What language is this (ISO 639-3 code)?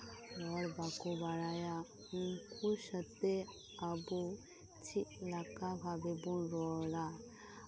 sat